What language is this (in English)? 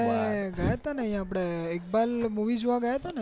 Gujarati